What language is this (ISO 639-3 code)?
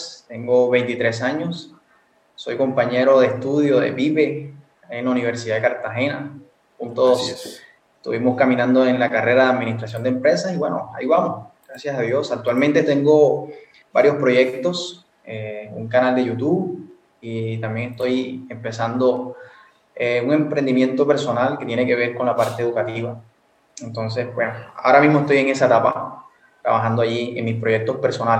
spa